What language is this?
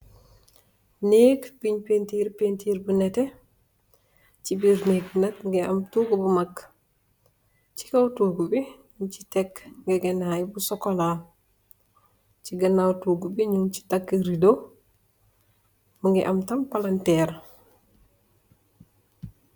Wolof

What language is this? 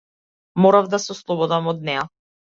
Macedonian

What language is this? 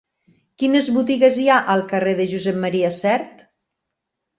Catalan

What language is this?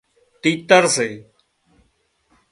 Wadiyara Koli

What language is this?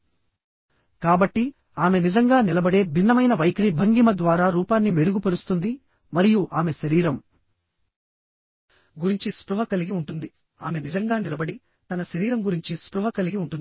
Telugu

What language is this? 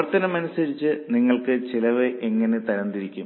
Malayalam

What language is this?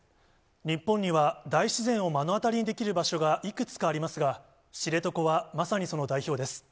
Japanese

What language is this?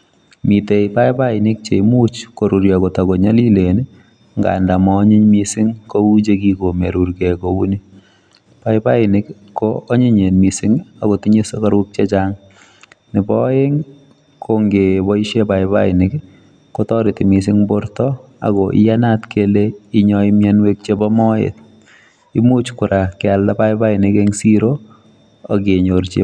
Kalenjin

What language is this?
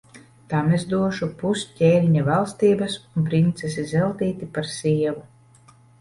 Latvian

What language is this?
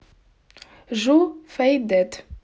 Russian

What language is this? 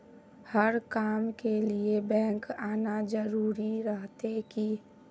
Magahi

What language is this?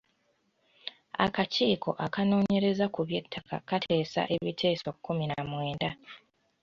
Ganda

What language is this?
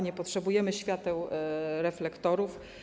Polish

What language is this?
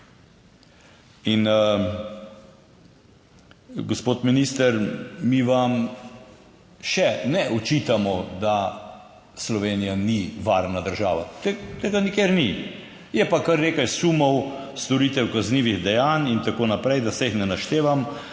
Slovenian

